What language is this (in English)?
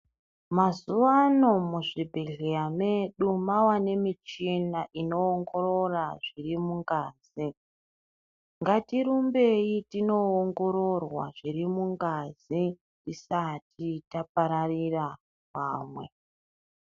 Ndau